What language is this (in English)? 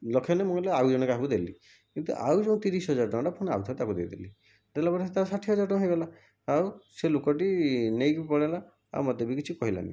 Odia